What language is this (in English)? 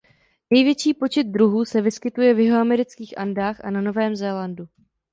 Czech